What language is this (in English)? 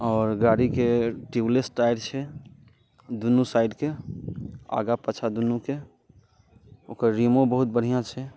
Maithili